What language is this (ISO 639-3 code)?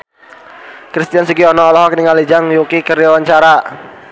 sun